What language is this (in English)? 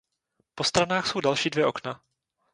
Czech